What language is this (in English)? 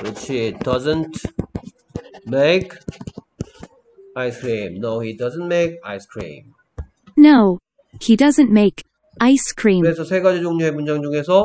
Korean